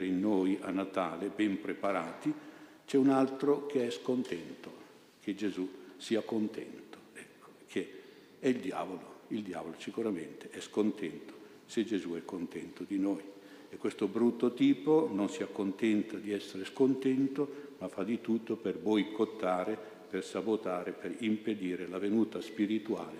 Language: Italian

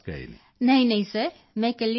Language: Punjabi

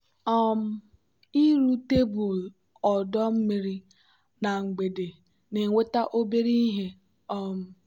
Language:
Igbo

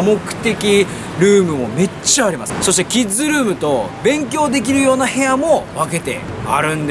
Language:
Japanese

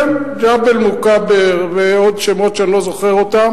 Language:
Hebrew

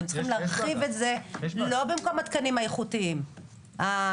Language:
Hebrew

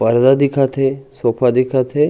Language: Chhattisgarhi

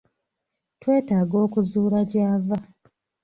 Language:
Ganda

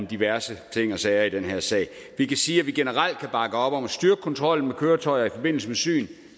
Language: Danish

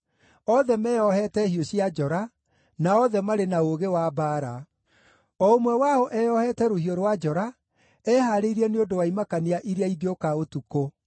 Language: Kikuyu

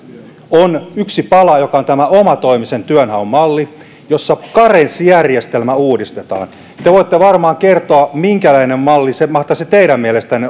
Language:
Finnish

